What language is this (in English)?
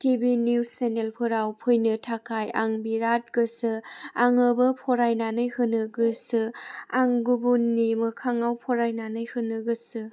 Bodo